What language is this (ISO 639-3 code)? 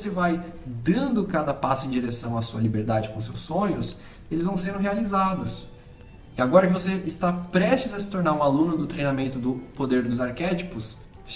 por